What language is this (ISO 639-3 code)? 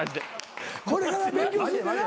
jpn